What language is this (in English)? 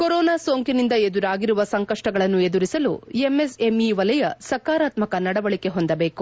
Kannada